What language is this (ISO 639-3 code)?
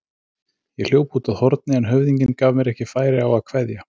isl